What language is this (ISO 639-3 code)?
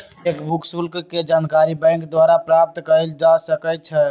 mag